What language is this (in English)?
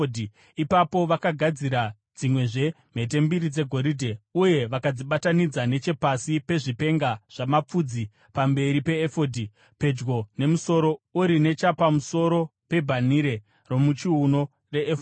Shona